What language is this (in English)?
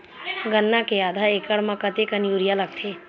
Chhattisgarhi